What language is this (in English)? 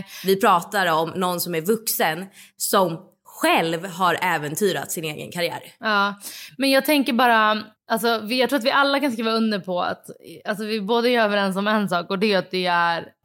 Swedish